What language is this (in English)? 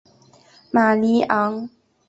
Chinese